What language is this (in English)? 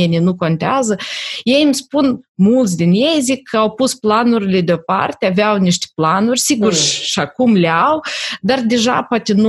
Romanian